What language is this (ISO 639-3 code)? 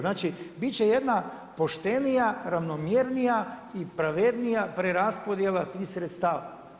hrv